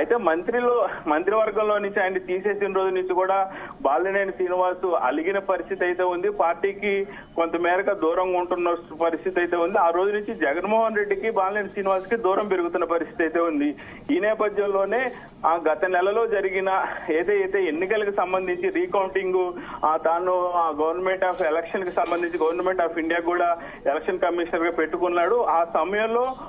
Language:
Telugu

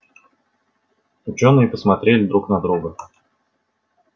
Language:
Russian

